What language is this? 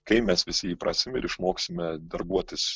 Lithuanian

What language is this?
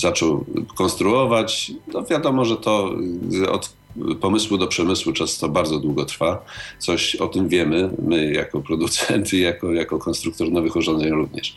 Polish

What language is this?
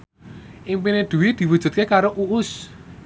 Javanese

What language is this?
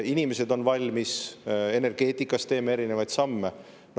Estonian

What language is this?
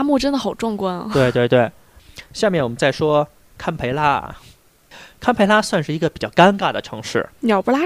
Chinese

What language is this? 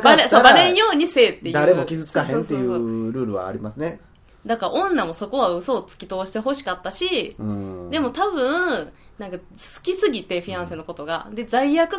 Japanese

